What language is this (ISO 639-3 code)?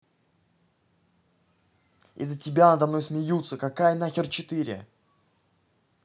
rus